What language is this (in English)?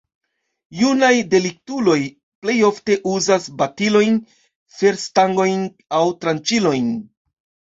Esperanto